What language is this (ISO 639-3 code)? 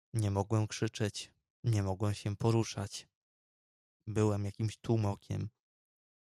pol